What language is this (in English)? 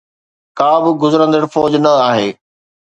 Sindhi